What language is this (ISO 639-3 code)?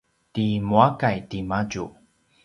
pwn